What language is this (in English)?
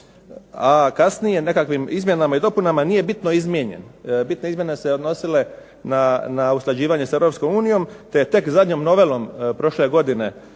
Croatian